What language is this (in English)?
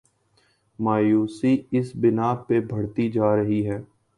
Urdu